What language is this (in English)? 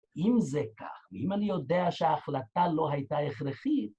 Hebrew